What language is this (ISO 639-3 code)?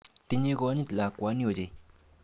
kln